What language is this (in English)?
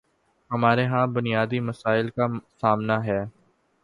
Urdu